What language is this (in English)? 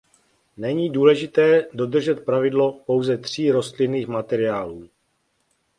Czech